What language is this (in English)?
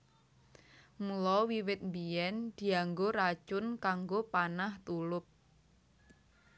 Javanese